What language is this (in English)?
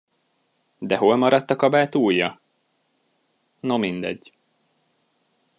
Hungarian